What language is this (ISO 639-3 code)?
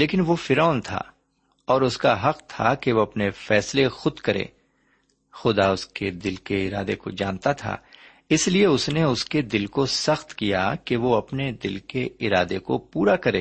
urd